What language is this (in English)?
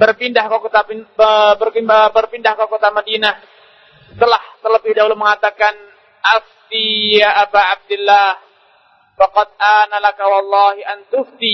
Malay